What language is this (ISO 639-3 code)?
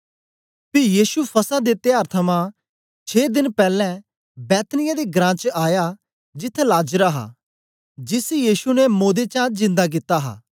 doi